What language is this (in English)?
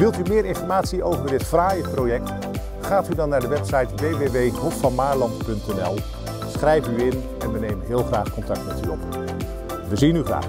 Dutch